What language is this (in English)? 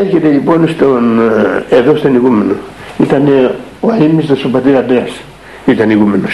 Greek